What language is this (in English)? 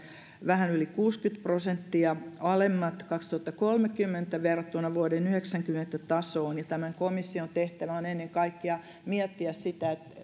Finnish